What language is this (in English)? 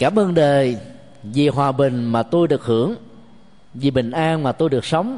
Vietnamese